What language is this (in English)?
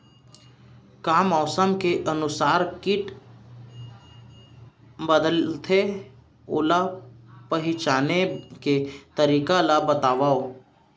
Chhattisgarhi